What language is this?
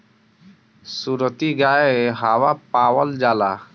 Bhojpuri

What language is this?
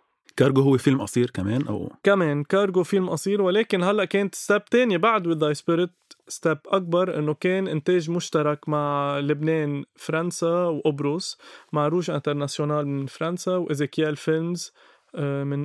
Arabic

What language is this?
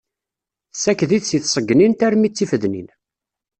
Kabyle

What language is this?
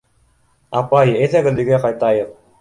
Bashkir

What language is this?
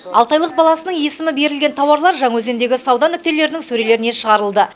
Kazakh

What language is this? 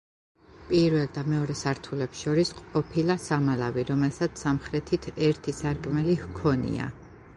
Georgian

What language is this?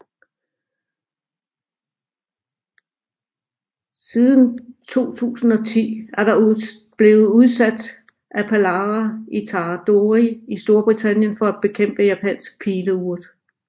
Danish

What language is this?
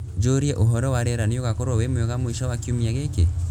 Kikuyu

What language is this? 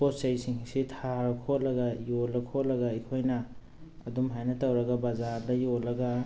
Manipuri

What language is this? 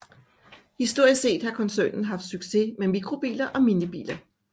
Danish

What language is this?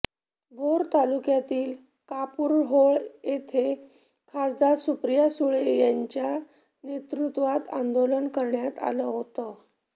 Marathi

